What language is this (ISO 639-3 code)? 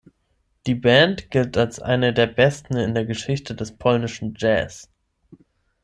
deu